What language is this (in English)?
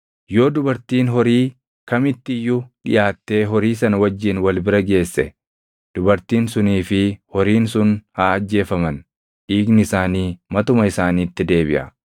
Oromo